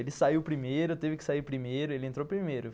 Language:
Portuguese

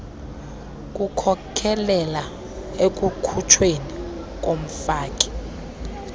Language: Xhosa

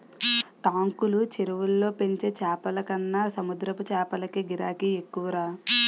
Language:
Telugu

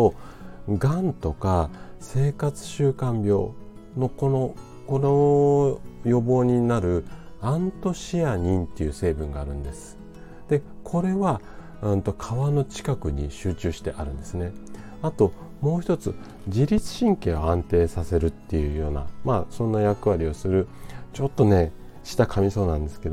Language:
Japanese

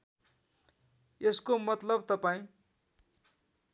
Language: Nepali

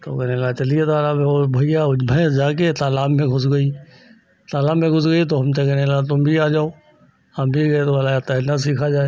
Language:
Hindi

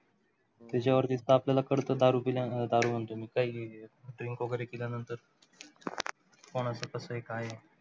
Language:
Marathi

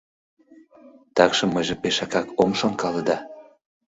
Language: Mari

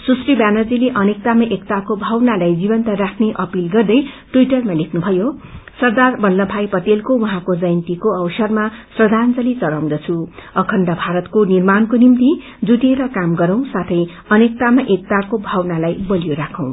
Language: Nepali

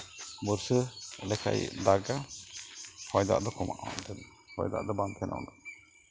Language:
Santali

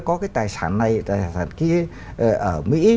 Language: Vietnamese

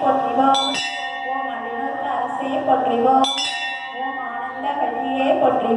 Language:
Spanish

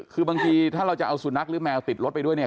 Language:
Thai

